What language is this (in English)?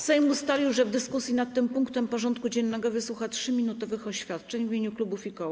Polish